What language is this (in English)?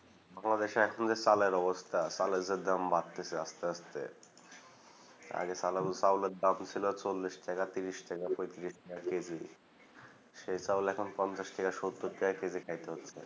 Bangla